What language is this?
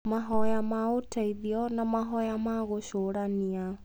Kikuyu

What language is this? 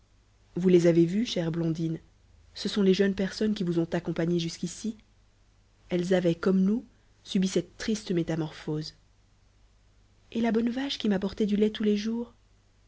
French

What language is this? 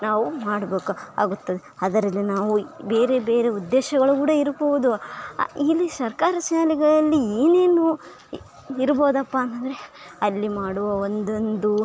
Kannada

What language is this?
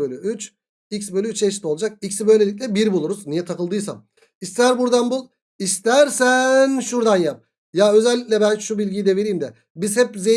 Turkish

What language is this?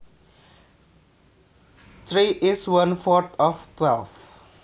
Javanese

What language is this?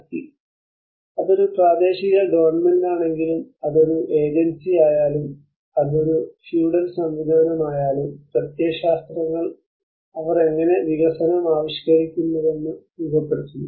Malayalam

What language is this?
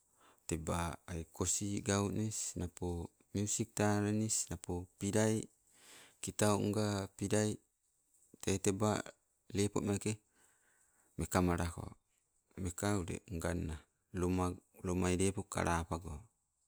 Sibe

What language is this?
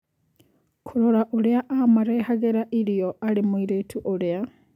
Kikuyu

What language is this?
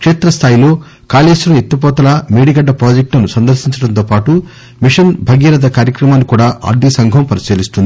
Telugu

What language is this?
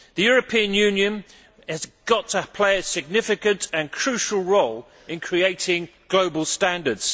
English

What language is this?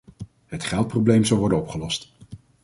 Dutch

